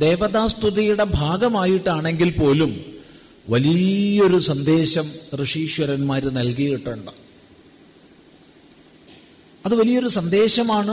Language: Malayalam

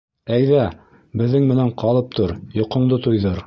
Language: Bashkir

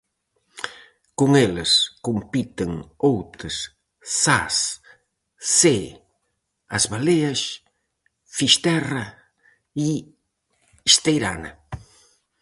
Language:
Galician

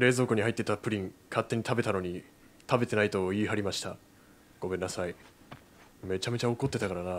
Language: Japanese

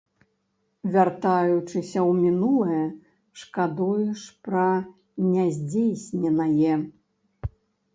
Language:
Belarusian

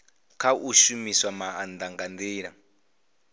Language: Venda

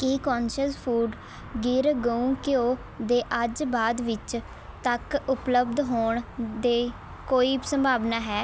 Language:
Punjabi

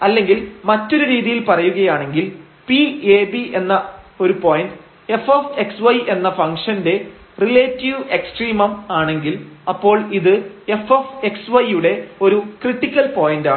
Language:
Malayalam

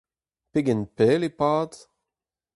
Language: Breton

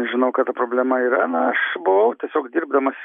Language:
Lithuanian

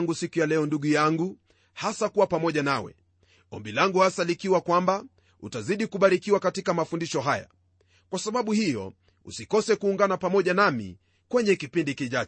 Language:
Swahili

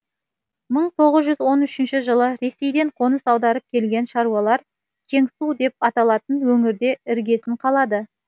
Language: Kazakh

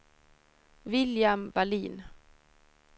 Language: Swedish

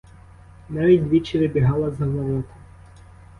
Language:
Ukrainian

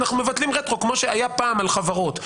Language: Hebrew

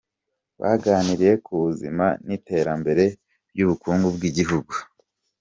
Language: Kinyarwanda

